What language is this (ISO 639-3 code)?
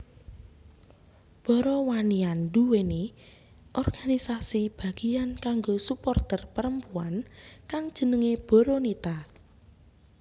jav